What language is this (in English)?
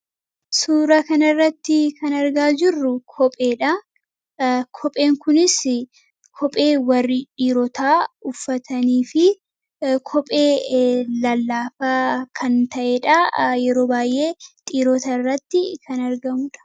Oromo